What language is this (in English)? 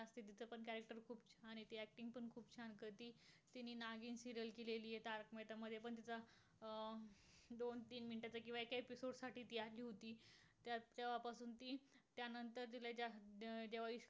Marathi